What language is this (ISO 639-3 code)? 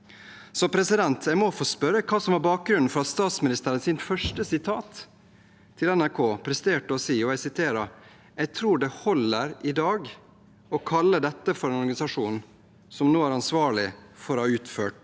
nor